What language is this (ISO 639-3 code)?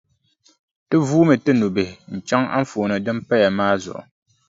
dag